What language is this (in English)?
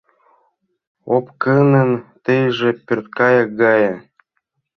Mari